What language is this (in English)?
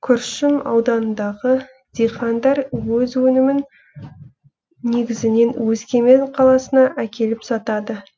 Kazakh